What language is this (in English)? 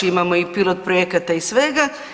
Croatian